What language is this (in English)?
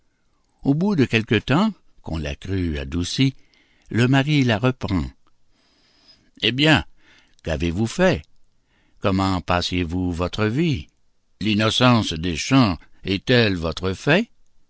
French